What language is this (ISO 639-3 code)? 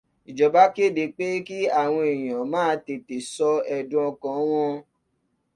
yor